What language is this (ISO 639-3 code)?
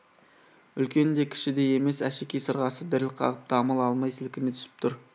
kaz